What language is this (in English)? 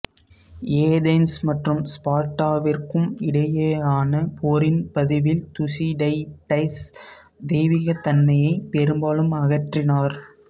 Tamil